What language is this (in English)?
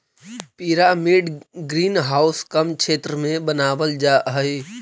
Magahi